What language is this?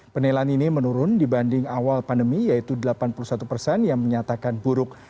Indonesian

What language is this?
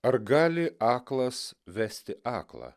Lithuanian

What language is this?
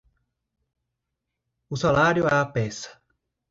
Portuguese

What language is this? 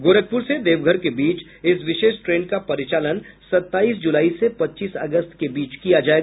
Hindi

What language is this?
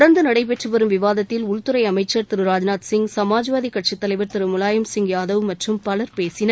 Tamil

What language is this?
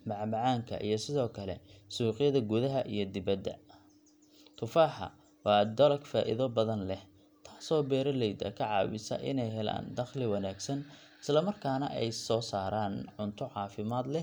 Somali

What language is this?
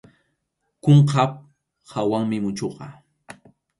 Arequipa-La Unión Quechua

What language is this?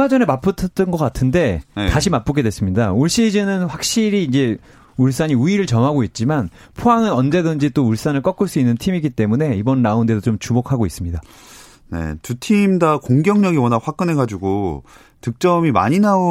Korean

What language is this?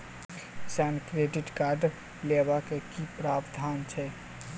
Maithili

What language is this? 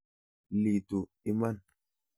Kalenjin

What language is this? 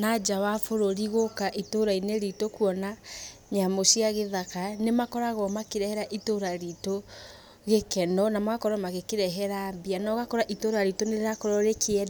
Kikuyu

